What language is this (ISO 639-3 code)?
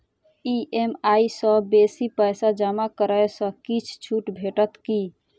mai